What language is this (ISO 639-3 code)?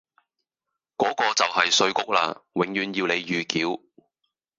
yue